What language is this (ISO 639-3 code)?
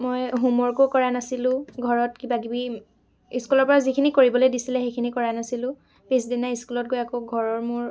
asm